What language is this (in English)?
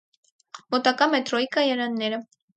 Armenian